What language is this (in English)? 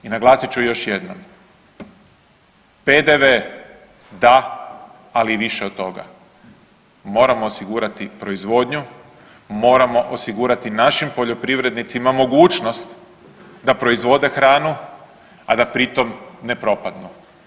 Croatian